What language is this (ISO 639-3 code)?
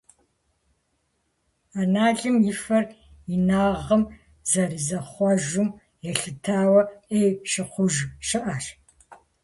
kbd